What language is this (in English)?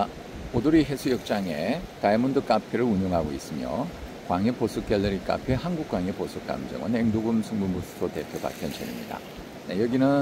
Korean